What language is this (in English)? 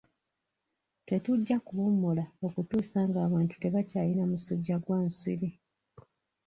Ganda